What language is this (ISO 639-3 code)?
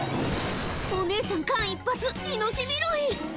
jpn